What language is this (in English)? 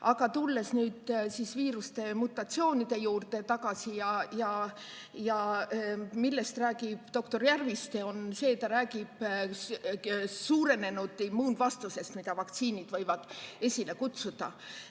Estonian